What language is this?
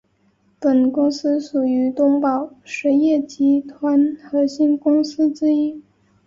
Chinese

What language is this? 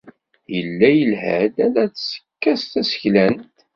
Kabyle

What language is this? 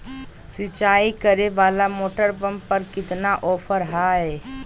Magahi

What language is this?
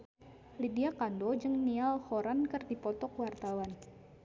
Sundanese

